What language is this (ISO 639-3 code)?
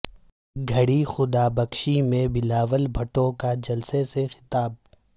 urd